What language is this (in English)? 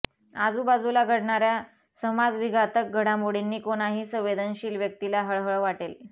Marathi